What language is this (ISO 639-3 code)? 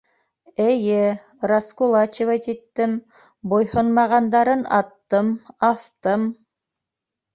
bak